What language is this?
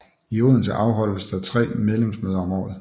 Danish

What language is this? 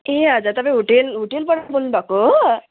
Nepali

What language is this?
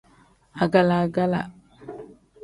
Tem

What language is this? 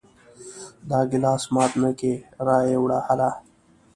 Pashto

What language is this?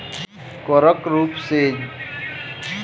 Maithili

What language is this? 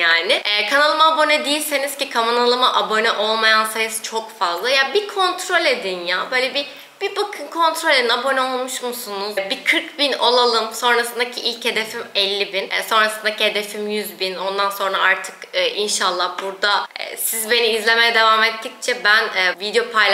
Turkish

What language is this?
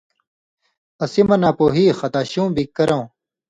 Indus Kohistani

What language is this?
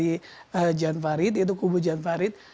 Indonesian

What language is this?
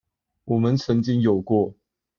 Chinese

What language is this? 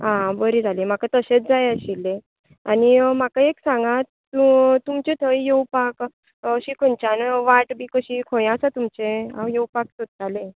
Konkani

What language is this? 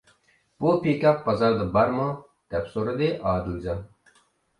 Uyghur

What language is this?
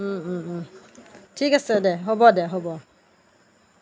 Assamese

